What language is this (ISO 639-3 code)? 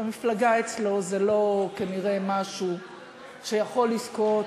heb